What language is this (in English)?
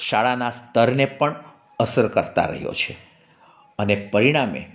Gujarati